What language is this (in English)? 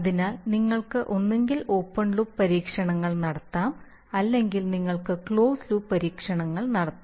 Malayalam